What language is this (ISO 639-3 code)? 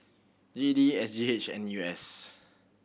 eng